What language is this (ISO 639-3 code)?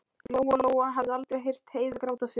isl